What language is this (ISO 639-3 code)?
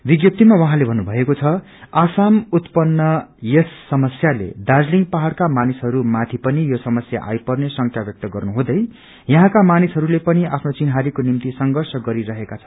nep